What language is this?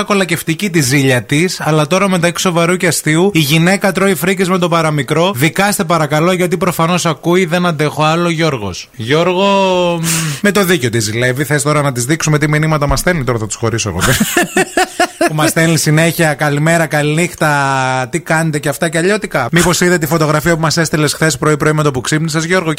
Greek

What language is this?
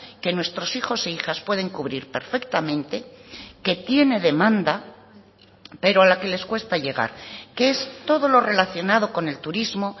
Spanish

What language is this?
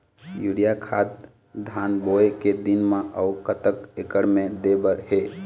Chhattisgarhi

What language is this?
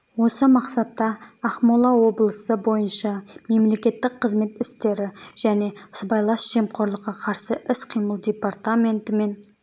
Kazakh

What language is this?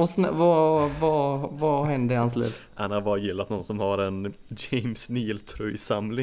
Swedish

